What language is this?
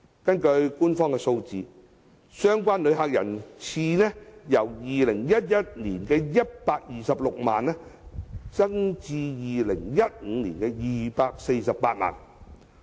Cantonese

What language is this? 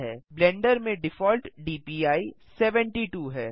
Hindi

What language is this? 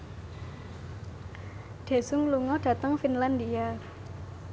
Javanese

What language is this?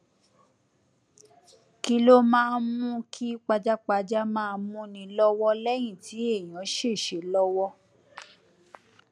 Yoruba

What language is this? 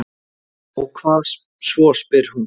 Icelandic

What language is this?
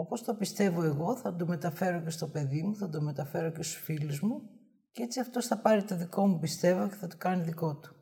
Greek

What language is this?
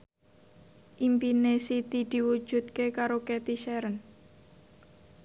Javanese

